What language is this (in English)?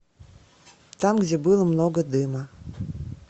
Russian